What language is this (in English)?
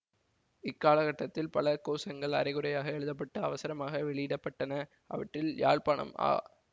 Tamil